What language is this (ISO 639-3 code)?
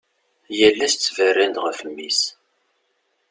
kab